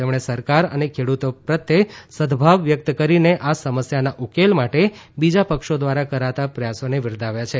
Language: Gujarati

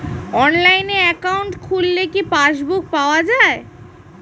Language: Bangla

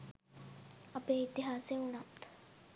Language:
Sinhala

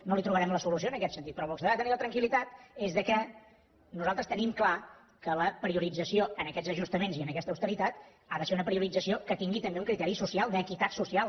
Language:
Catalan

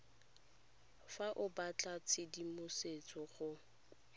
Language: Tswana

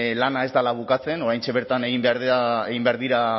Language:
Basque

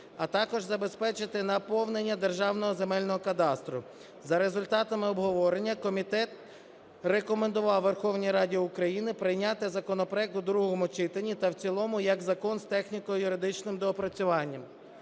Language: Ukrainian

